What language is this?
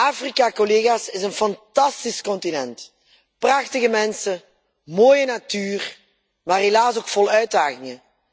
Dutch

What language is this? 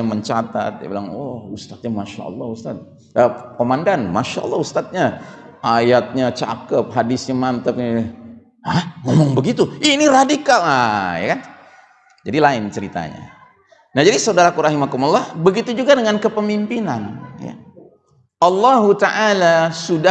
Indonesian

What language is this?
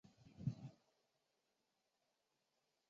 Chinese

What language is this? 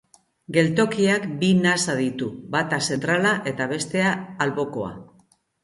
Basque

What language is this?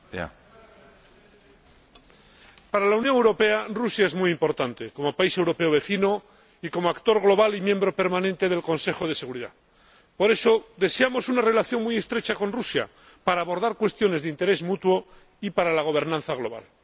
Spanish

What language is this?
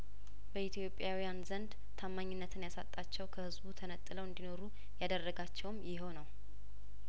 Amharic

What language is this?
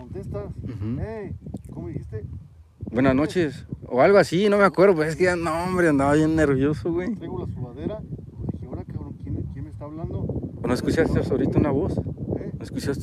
Spanish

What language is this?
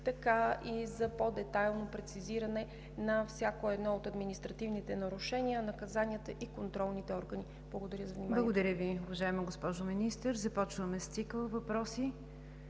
Bulgarian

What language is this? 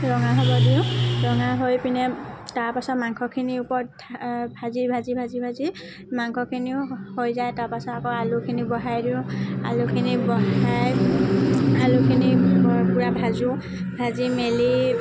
Assamese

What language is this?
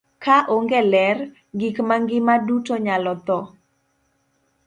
Luo (Kenya and Tanzania)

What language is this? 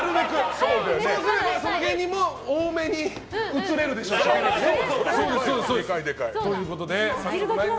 Japanese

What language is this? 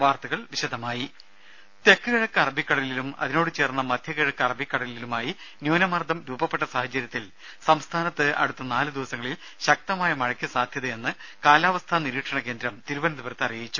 Malayalam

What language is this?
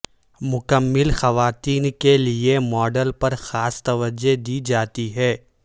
Urdu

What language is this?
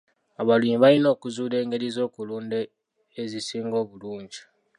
Ganda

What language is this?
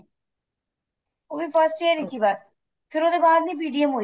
Punjabi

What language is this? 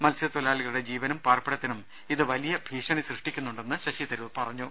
Malayalam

